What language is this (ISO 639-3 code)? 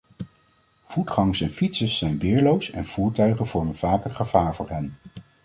nld